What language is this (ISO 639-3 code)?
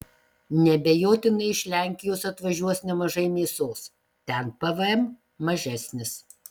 lit